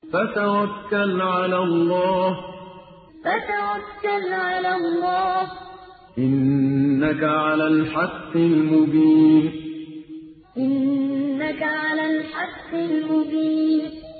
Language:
Arabic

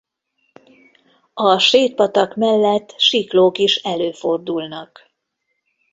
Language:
Hungarian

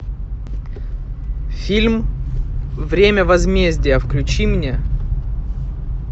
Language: Russian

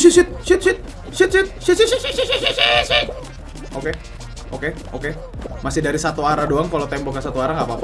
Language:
Indonesian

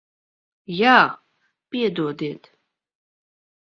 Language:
Latvian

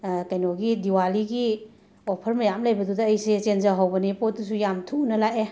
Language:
Manipuri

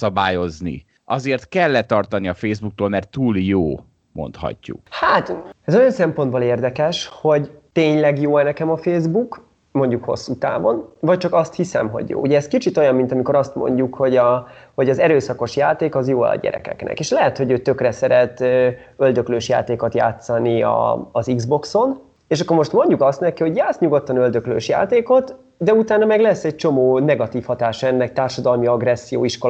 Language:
Hungarian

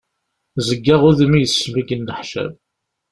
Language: Kabyle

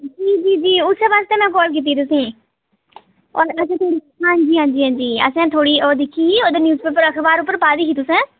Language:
Dogri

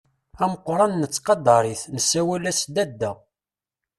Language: Kabyle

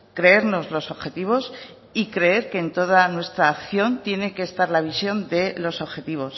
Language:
Spanish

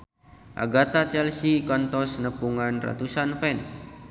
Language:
Sundanese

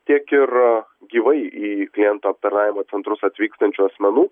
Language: Lithuanian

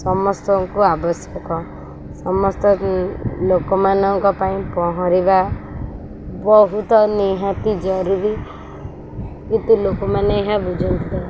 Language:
Odia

